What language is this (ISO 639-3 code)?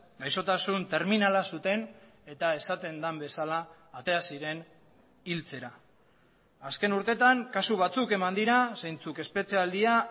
eus